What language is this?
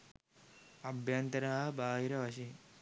Sinhala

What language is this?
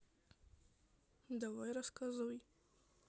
Russian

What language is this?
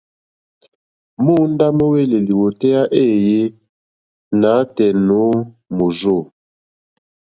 Mokpwe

